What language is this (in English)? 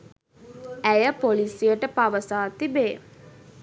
Sinhala